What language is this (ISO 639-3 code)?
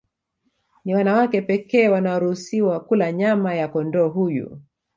swa